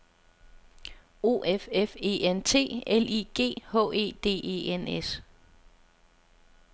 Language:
Danish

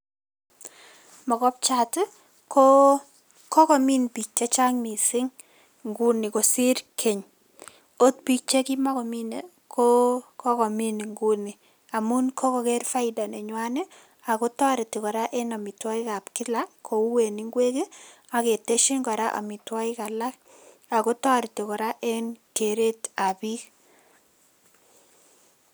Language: Kalenjin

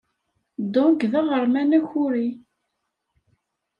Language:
Kabyle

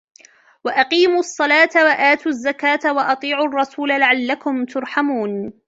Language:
Arabic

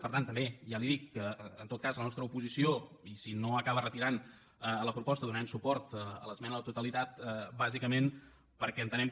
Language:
Catalan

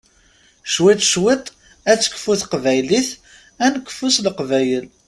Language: Kabyle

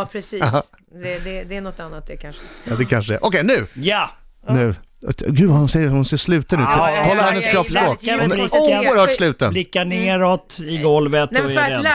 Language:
Swedish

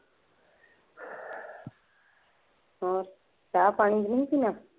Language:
Punjabi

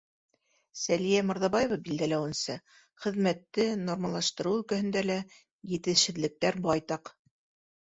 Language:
Bashkir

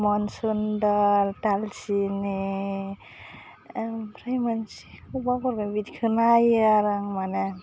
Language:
Bodo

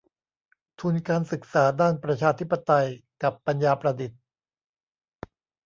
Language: Thai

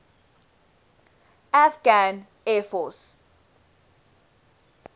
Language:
English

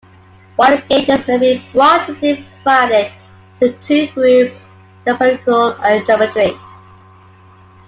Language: English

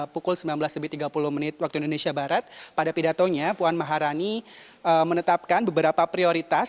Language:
Indonesian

